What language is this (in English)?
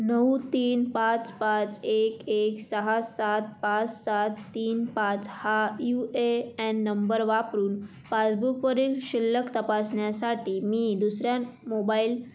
Marathi